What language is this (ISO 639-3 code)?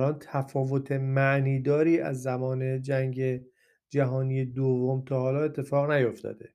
fas